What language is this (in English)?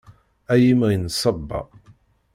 Kabyle